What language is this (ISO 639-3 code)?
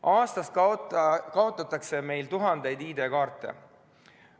est